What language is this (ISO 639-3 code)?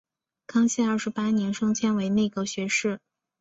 zho